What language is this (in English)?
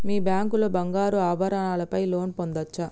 Telugu